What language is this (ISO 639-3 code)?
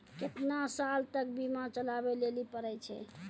mai